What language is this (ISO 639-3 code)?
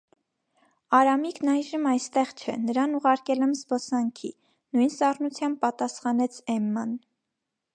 hye